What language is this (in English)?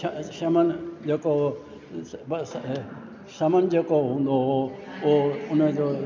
Sindhi